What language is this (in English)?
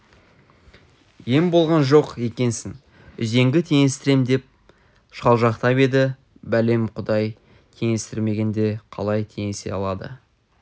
Kazakh